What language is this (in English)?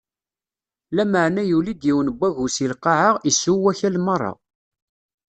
Kabyle